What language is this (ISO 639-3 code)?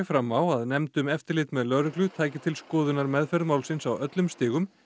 isl